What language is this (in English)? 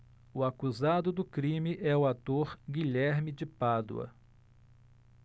Portuguese